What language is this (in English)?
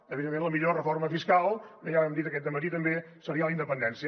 Catalan